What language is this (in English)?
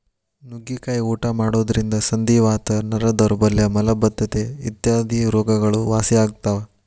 Kannada